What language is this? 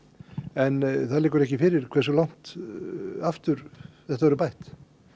Icelandic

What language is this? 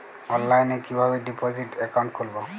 Bangla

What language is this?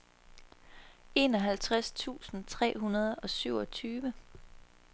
Danish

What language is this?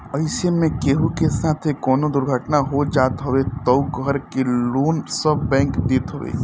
Bhojpuri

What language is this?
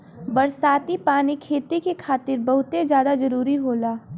Bhojpuri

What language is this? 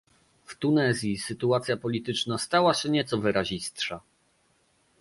Polish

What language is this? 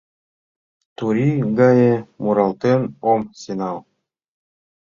Mari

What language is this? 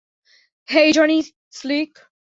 Bangla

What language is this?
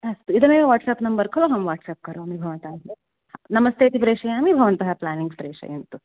Sanskrit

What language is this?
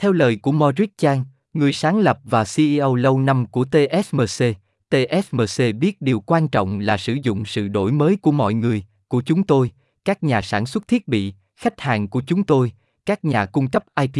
Vietnamese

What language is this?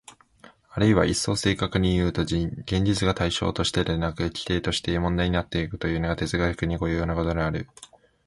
Japanese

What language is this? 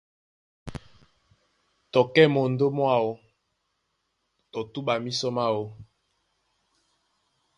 Duala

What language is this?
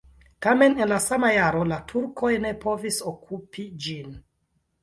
Esperanto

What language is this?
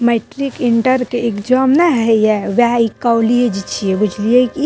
Maithili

